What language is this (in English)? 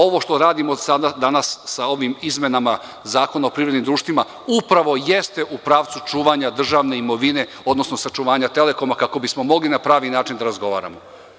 Serbian